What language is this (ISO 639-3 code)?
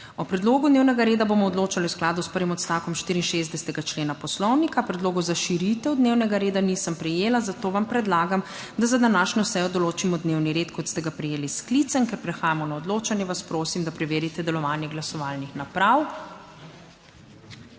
slv